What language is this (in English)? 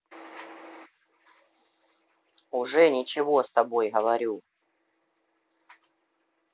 Russian